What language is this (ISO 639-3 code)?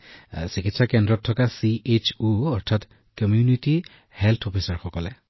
asm